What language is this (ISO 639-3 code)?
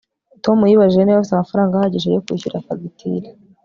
kin